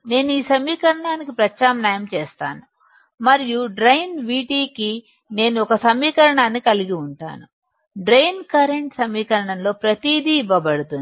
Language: Telugu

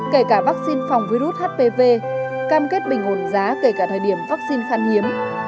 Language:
Vietnamese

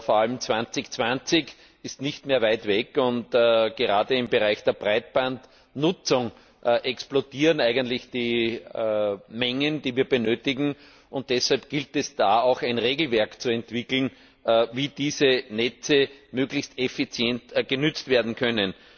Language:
German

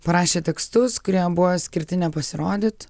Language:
Lithuanian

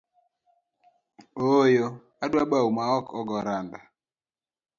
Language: Luo (Kenya and Tanzania)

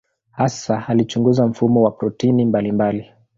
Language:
Swahili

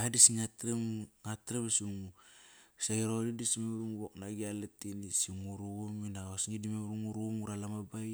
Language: Kairak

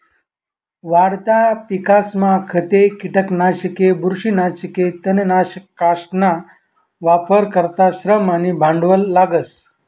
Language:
Marathi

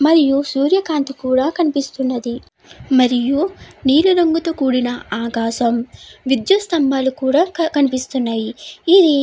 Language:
Telugu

